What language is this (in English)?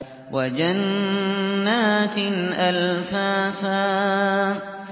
Arabic